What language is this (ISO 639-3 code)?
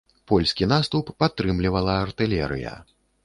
bel